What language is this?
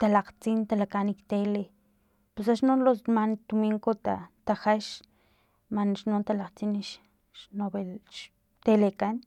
Filomena Mata-Coahuitlán Totonac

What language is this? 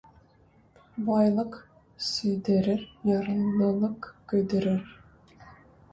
Tatar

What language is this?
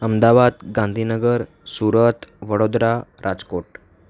Gujarati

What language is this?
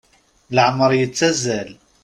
Kabyle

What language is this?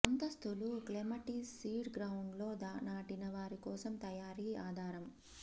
Telugu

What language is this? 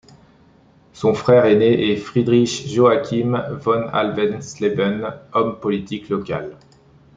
French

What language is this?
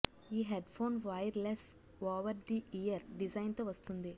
Telugu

